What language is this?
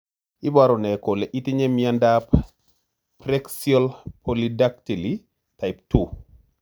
Kalenjin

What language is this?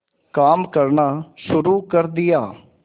Hindi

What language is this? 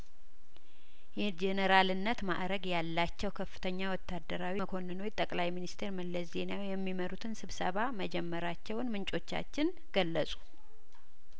Amharic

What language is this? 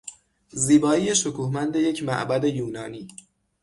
Persian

